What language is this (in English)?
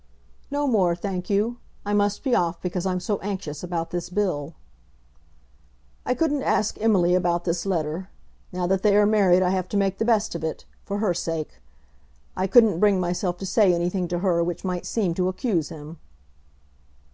English